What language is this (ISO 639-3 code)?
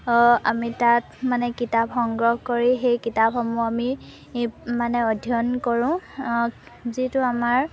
asm